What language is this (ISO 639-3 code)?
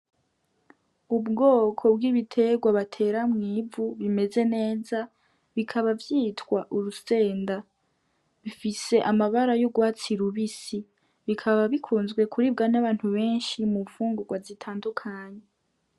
run